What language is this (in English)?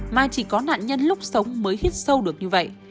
Vietnamese